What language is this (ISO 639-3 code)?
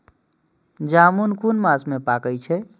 mai